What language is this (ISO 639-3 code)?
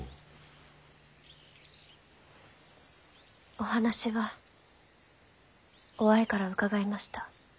jpn